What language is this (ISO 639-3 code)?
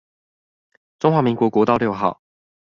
zho